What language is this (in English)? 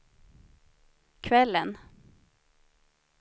Swedish